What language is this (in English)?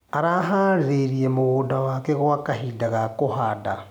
Kikuyu